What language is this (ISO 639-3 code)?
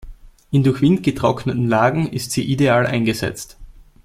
deu